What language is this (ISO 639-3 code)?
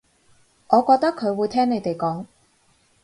yue